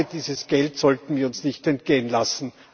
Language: German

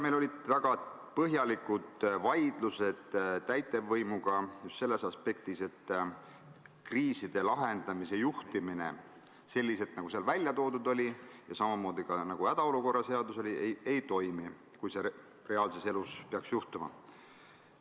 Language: Estonian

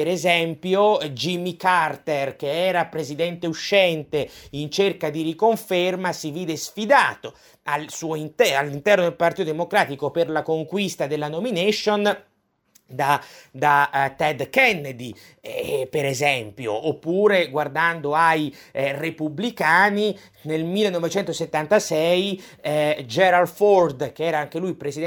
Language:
Italian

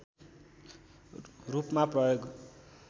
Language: Nepali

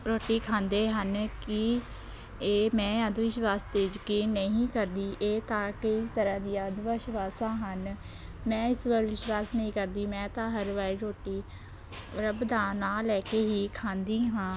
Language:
Punjabi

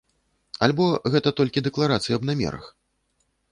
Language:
Belarusian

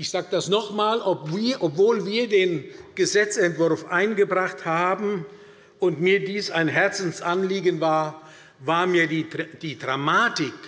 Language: German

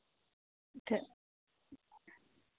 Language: Dogri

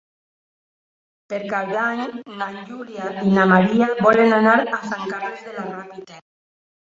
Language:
Catalan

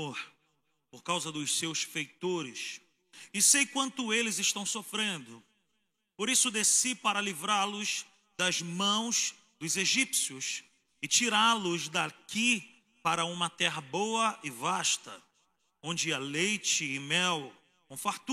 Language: Portuguese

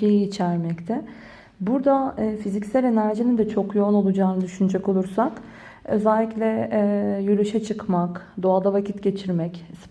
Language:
Turkish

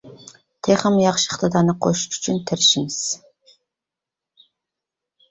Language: Uyghur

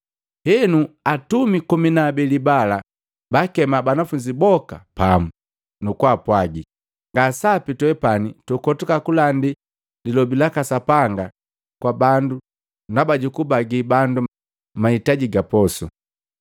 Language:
Matengo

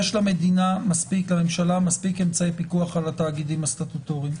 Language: Hebrew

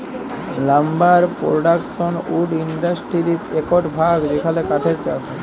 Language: Bangla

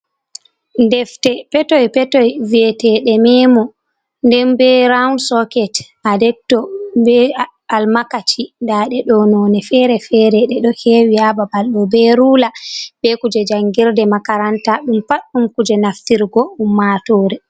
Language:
Fula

